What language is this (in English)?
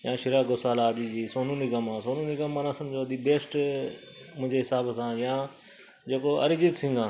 Sindhi